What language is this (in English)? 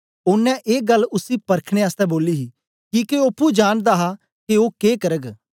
Dogri